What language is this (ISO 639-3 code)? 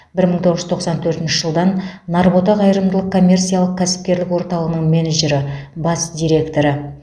kaz